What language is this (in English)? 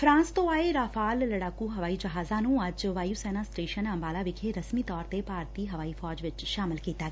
Punjabi